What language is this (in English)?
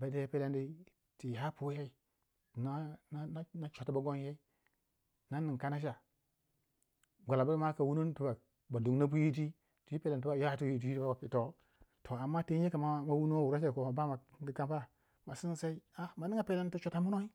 Waja